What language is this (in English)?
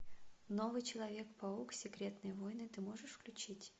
Russian